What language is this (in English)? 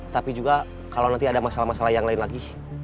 Indonesian